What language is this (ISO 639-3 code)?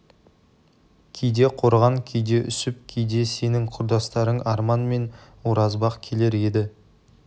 kaz